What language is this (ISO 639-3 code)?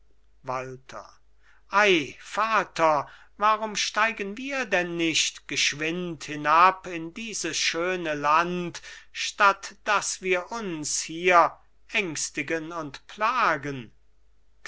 deu